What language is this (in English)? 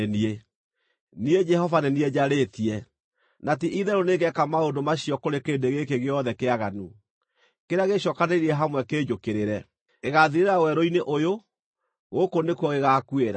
Kikuyu